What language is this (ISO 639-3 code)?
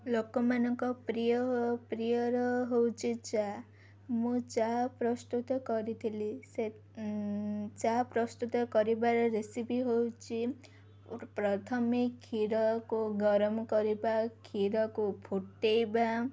ori